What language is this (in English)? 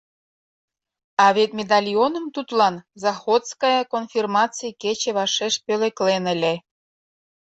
Mari